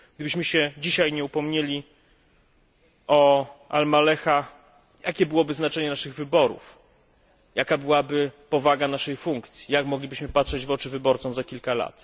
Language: Polish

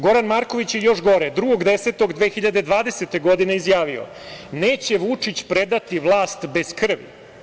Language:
Serbian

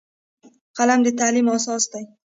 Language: Pashto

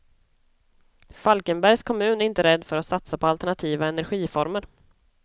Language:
Swedish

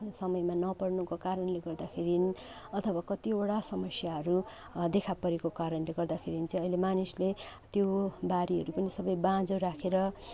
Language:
Nepali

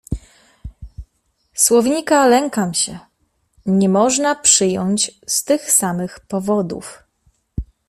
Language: Polish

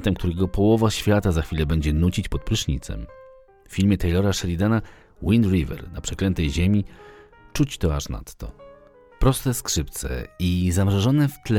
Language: Polish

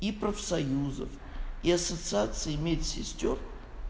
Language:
Russian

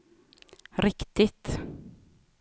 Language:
Swedish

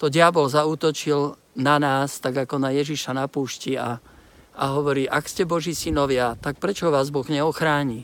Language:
Slovak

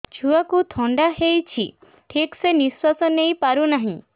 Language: Odia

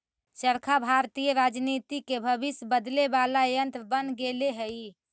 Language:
Magahi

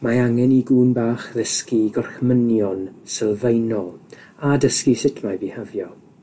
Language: Welsh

